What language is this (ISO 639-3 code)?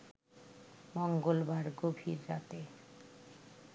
ben